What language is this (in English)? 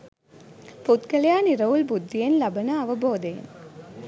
Sinhala